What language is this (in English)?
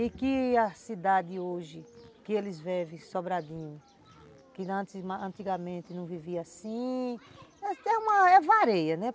Portuguese